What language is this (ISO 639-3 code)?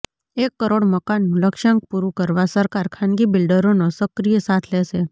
guj